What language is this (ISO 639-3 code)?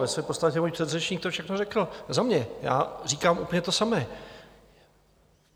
ces